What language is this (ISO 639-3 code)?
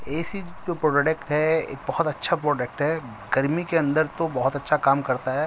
urd